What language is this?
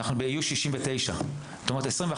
Hebrew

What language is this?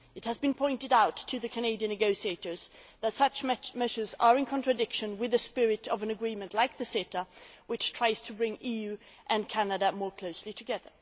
English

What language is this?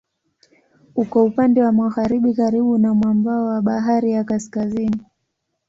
Swahili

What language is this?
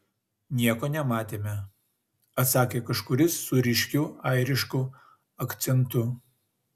Lithuanian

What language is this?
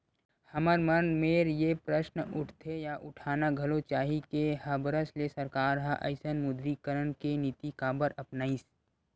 Chhattisgarhi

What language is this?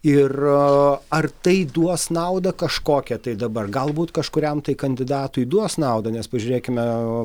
Lithuanian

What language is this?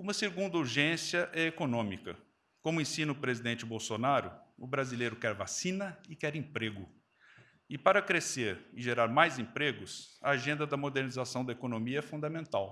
Portuguese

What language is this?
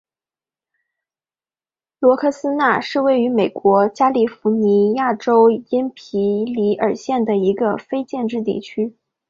Chinese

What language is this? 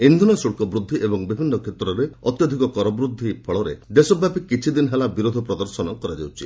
Odia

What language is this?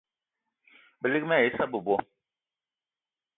Eton (Cameroon)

